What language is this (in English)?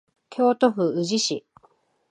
Japanese